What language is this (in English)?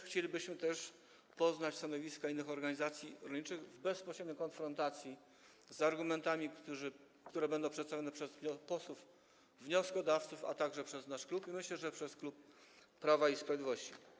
Polish